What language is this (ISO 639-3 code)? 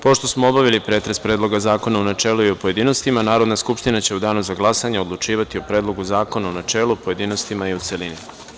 srp